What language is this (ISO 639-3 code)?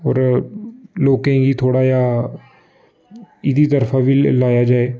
doi